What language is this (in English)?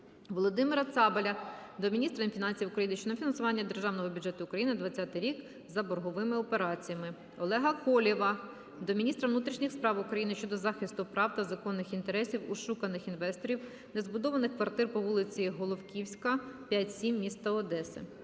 Ukrainian